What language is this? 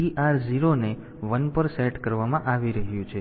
Gujarati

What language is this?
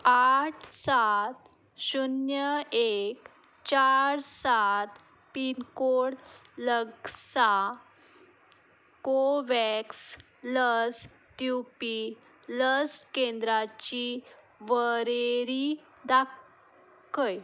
Konkani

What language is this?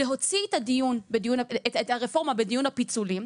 Hebrew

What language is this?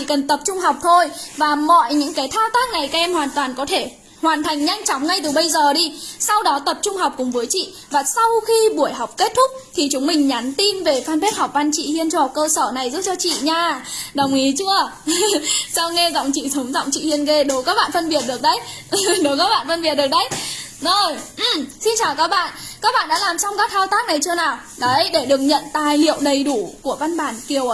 Vietnamese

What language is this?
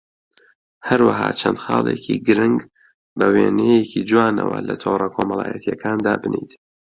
Central Kurdish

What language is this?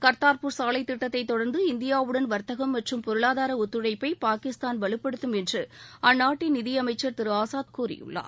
Tamil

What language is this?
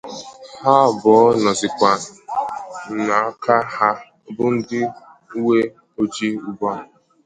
Igbo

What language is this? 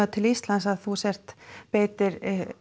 Icelandic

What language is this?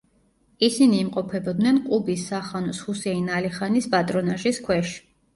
Georgian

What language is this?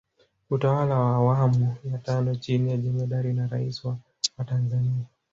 Swahili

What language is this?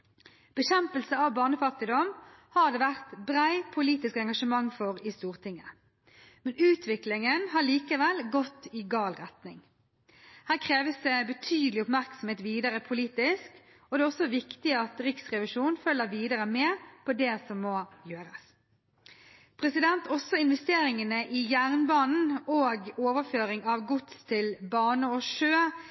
Norwegian Bokmål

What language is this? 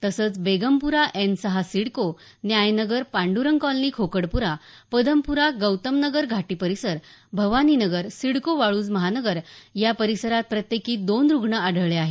Marathi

